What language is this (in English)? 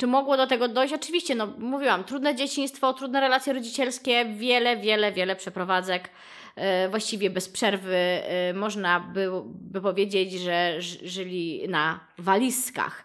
Polish